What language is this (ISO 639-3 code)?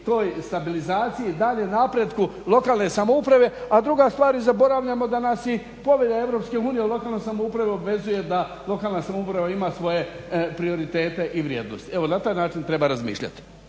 hrv